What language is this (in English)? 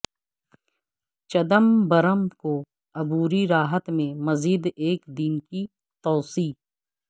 Urdu